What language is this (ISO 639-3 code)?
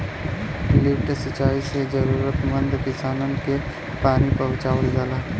bho